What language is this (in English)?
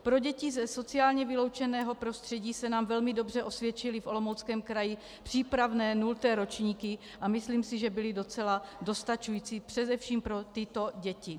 Czech